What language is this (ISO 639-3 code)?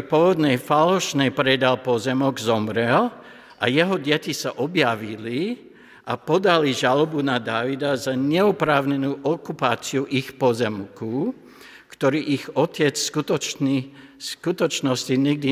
slk